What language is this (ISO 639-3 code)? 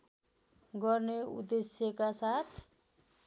nep